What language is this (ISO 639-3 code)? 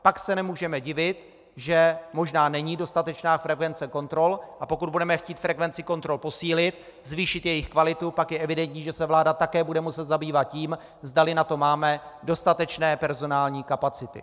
ces